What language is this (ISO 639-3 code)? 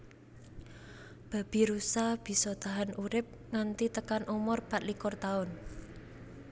jav